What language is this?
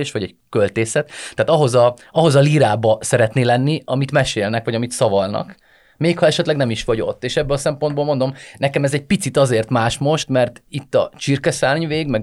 Hungarian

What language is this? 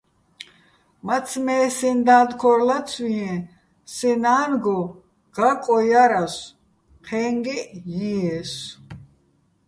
Bats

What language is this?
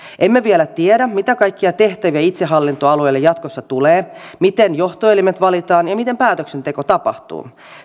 Finnish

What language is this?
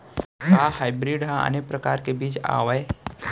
Chhattisgarhi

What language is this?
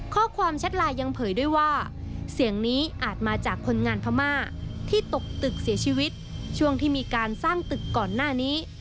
Thai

